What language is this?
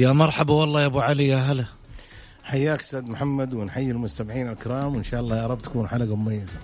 Arabic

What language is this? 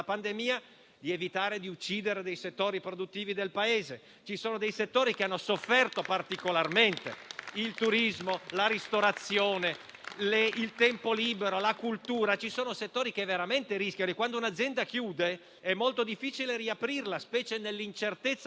Italian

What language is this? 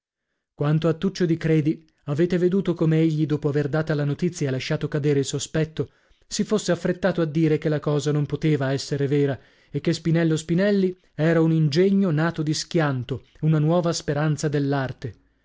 Italian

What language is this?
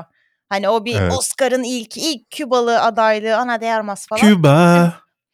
Turkish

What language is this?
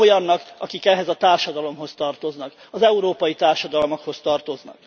Hungarian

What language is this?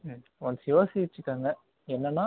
Tamil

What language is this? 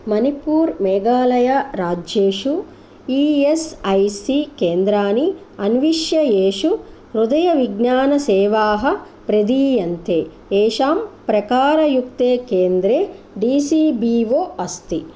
Sanskrit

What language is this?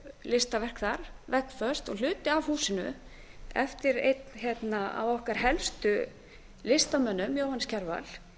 Icelandic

